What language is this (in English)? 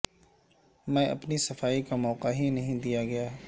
Urdu